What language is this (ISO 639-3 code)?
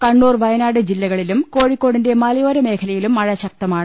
mal